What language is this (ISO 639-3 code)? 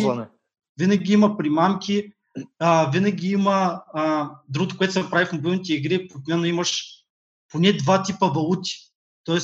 bul